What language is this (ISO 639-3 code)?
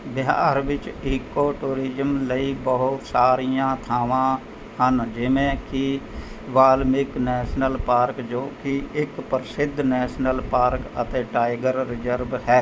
pan